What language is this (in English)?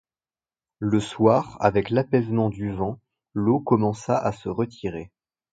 French